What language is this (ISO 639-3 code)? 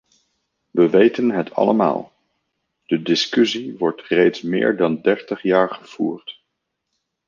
nld